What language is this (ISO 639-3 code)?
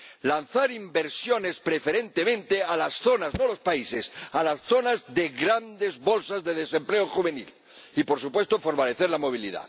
spa